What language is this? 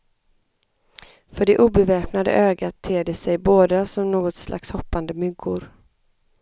Swedish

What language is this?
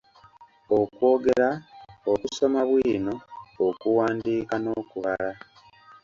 Ganda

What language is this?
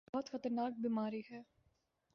Urdu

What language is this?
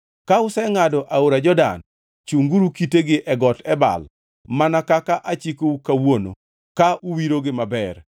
Luo (Kenya and Tanzania)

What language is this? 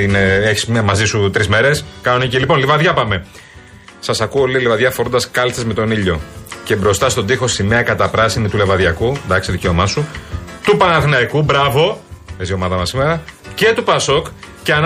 Greek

